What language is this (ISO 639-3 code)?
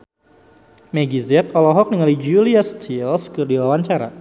sun